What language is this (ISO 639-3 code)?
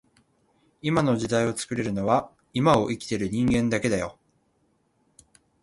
jpn